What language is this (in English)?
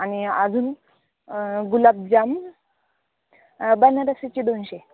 Marathi